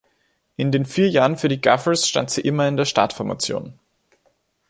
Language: German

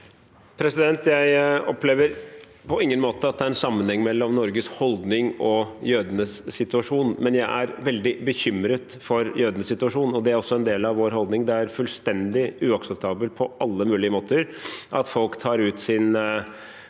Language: Norwegian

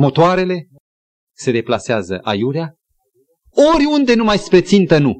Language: Romanian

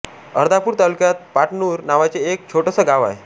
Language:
Marathi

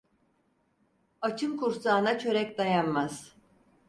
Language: Turkish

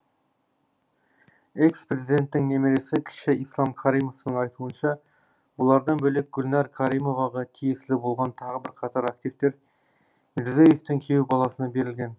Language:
Kazakh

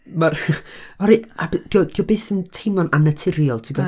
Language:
Welsh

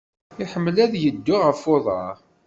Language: Kabyle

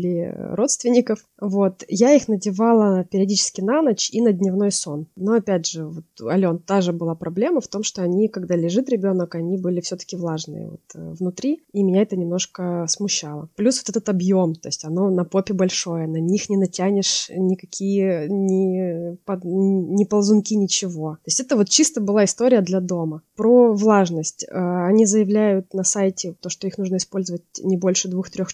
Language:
Russian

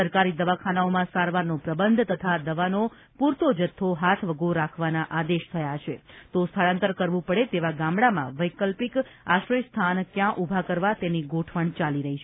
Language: Gujarati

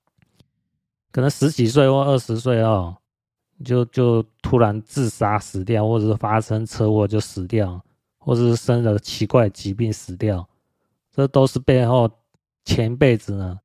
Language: Chinese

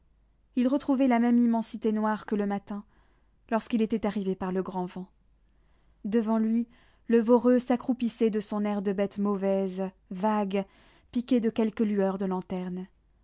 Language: French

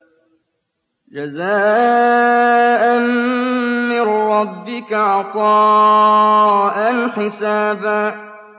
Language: Arabic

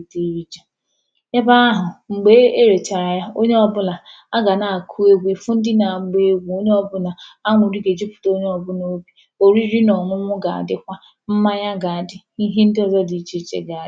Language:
Igbo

